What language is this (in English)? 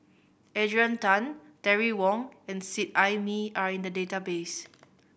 English